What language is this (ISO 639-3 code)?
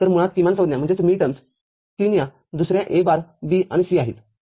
mar